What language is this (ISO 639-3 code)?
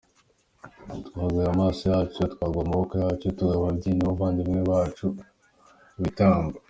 kin